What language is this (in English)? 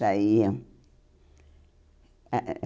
Portuguese